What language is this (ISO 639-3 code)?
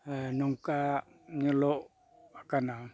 sat